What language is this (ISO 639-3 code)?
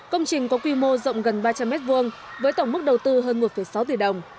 vie